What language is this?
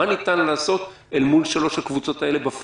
Hebrew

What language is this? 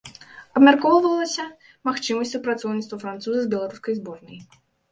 Belarusian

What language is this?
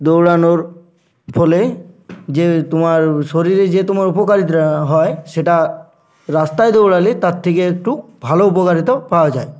Bangla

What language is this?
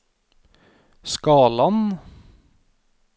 Norwegian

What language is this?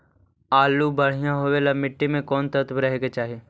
Magahi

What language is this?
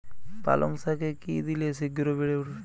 Bangla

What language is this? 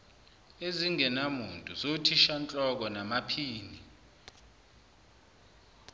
Zulu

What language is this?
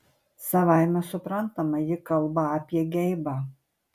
Lithuanian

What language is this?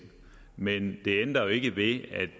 Danish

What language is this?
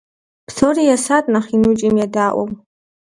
Kabardian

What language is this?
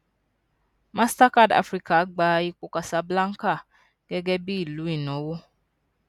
Yoruba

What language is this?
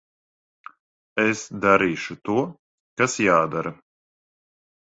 Latvian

